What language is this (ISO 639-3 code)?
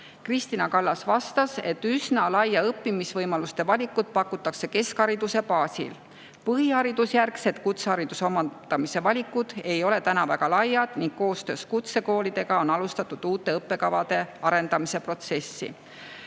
est